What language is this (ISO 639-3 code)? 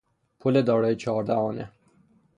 fas